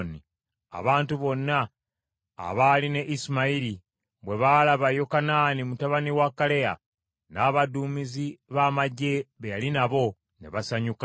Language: Ganda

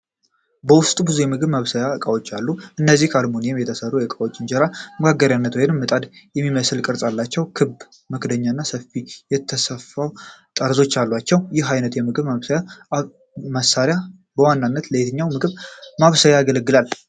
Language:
Amharic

